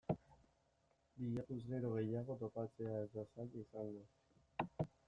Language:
Basque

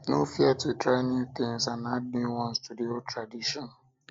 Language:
Nigerian Pidgin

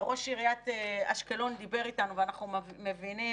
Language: Hebrew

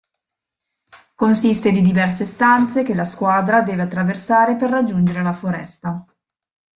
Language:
Italian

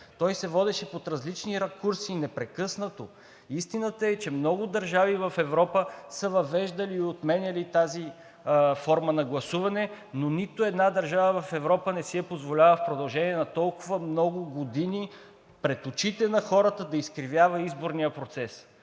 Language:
Bulgarian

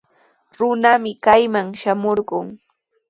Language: Sihuas Ancash Quechua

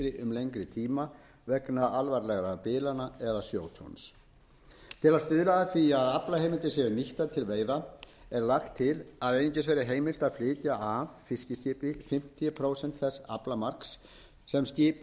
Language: Icelandic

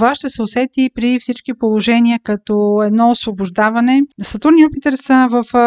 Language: Bulgarian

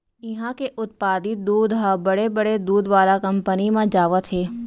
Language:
Chhattisgarhi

